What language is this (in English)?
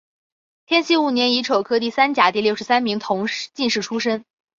Chinese